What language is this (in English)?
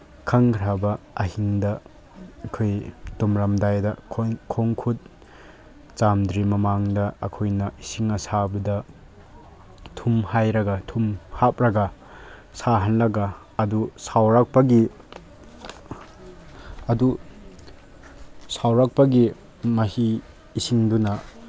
Manipuri